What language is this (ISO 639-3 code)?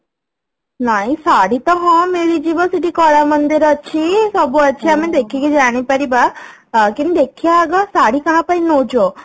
ori